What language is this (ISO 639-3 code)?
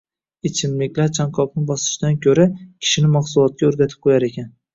uzb